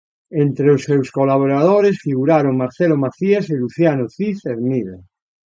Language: Galician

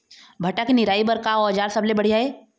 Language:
Chhattisgarhi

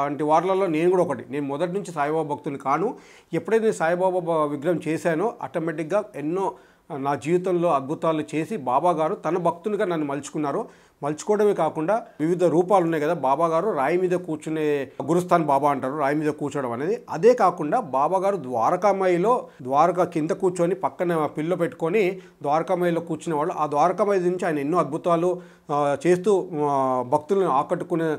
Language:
Telugu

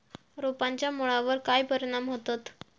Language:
Marathi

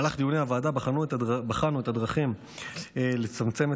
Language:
Hebrew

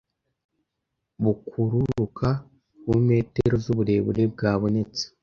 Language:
Kinyarwanda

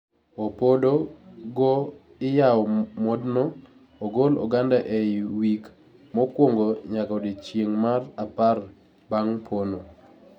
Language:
Luo (Kenya and Tanzania)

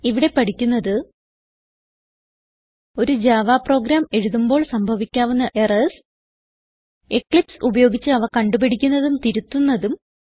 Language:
Malayalam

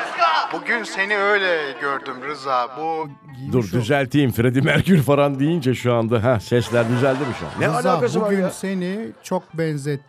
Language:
Turkish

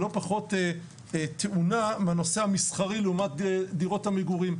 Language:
Hebrew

